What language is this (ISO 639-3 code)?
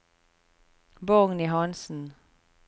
nor